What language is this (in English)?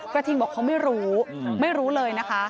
Thai